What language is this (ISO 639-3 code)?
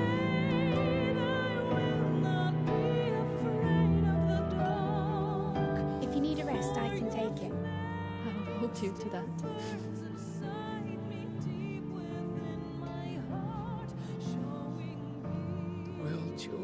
eng